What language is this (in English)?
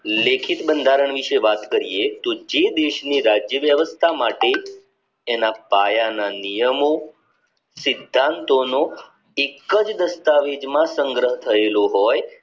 Gujarati